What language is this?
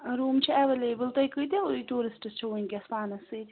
Kashmiri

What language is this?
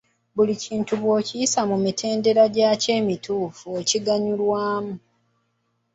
Ganda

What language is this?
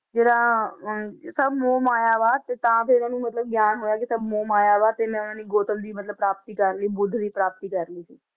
Punjabi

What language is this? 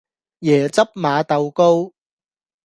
Cantonese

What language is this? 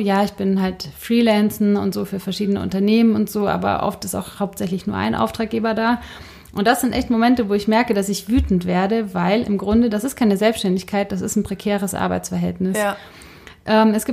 German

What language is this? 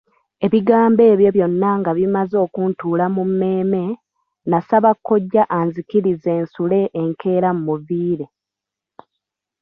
Ganda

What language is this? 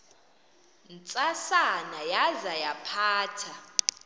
Xhosa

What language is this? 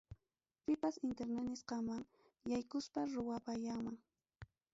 Ayacucho Quechua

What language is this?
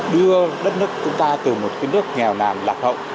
Vietnamese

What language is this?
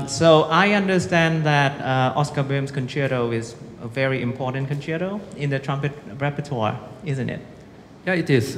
Vietnamese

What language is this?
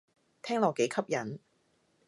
Cantonese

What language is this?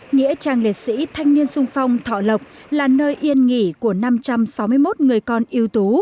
Vietnamese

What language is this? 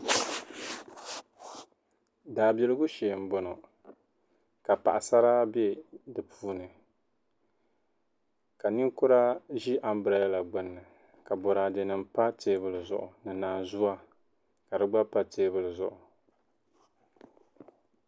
Dagbani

